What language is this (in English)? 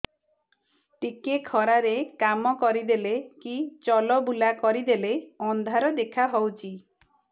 Odia